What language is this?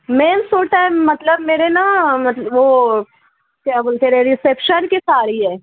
Urdu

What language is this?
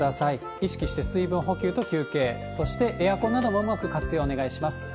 Japanese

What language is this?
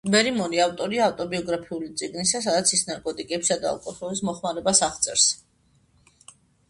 Georgian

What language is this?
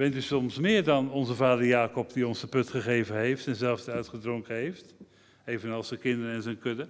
Dutch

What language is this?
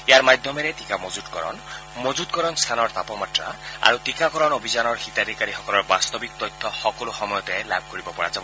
Assamese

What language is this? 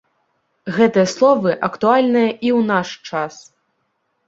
Belarusian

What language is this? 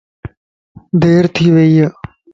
Lasi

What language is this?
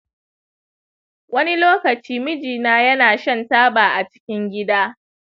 Hausa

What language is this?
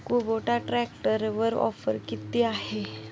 Marathi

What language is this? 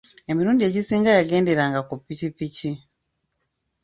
Ganda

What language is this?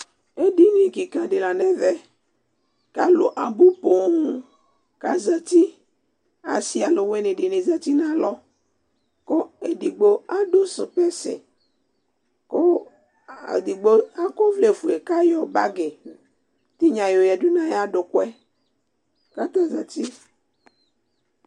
Ikposo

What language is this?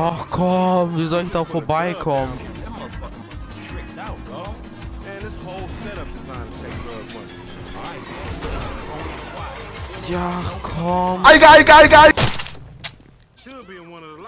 German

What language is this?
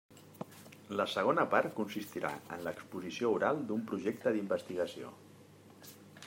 Catalan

